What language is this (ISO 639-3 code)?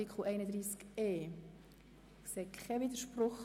gsw